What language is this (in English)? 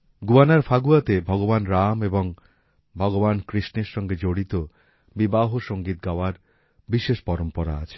Bangla